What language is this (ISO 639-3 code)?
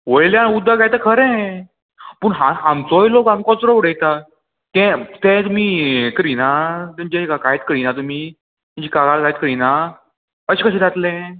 kok